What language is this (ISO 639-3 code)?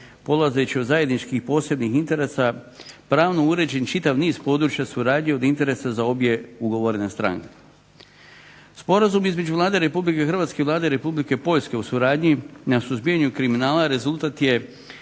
hrv